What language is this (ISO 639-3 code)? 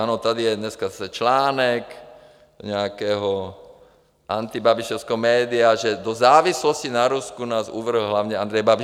ces